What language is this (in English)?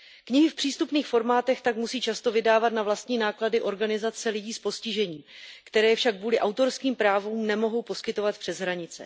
Czech